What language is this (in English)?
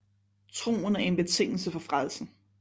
Danish